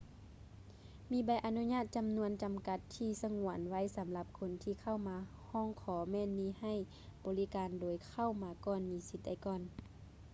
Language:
Lao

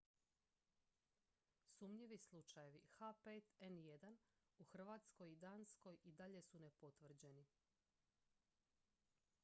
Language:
Croatian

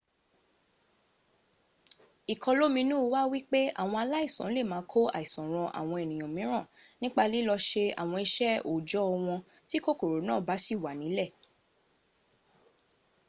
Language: Yoruba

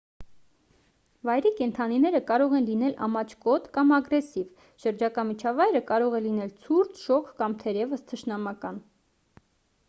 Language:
Armenian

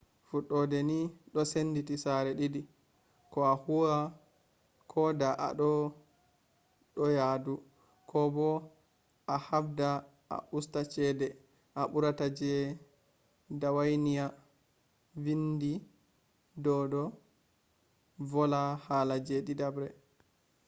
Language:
Fula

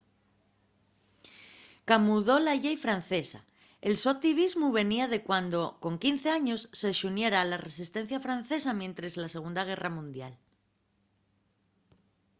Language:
Asturian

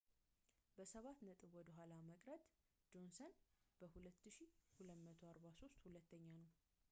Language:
Amharic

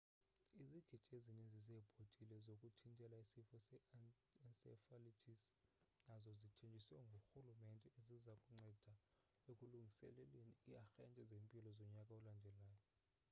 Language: Xhosa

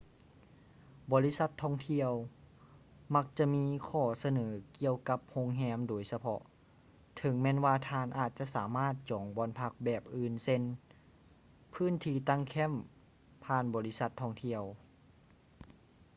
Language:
Lao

